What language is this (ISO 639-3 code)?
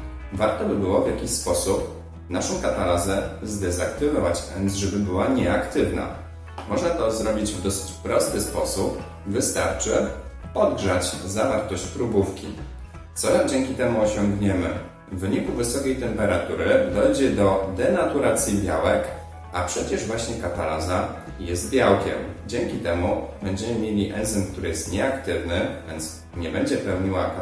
pol